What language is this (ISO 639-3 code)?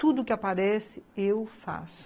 por